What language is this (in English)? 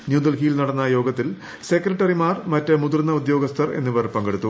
Malayalam